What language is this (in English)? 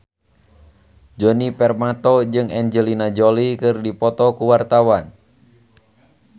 Sundanese